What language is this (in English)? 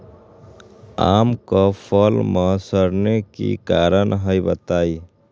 Magahi